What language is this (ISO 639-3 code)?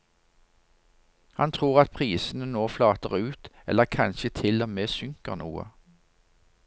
nor